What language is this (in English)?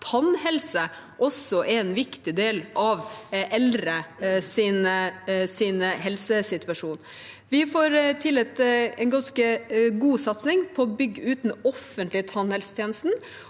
Norwegian